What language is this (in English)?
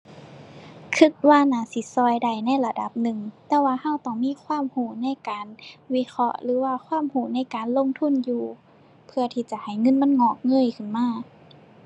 Thai